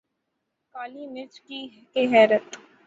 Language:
Urdu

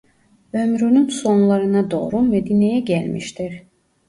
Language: Turkish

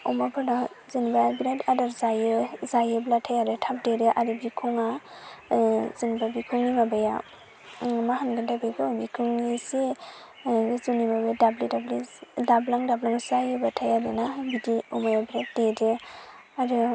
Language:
Bodo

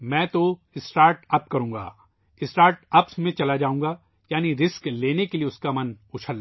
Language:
Urdu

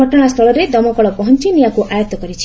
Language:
Odia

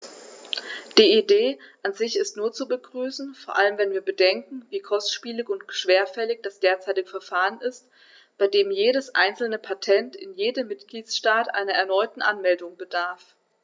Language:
German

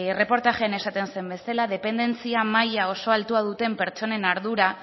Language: Basque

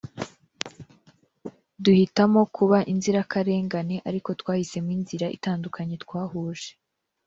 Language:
Kinyarwanda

